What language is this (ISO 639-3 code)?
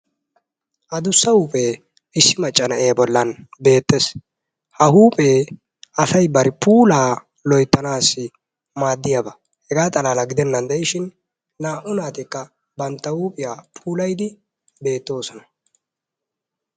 wal